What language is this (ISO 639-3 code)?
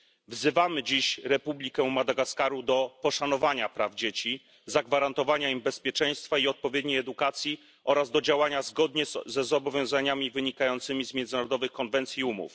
pol